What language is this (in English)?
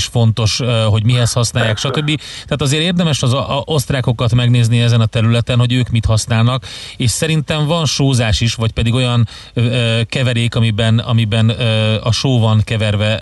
Hungarian